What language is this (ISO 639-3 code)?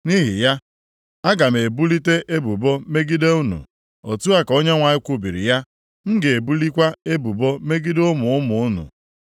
ibo